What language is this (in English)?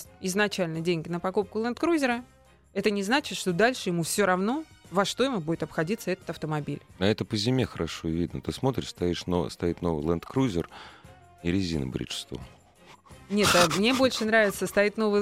Russian